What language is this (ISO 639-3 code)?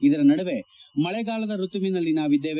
kan